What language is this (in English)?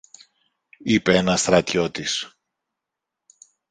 Greek